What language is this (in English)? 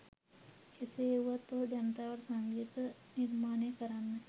Sinhala